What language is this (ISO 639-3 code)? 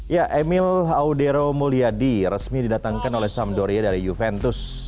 ind